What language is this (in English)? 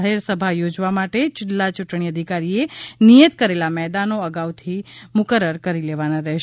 Gujarati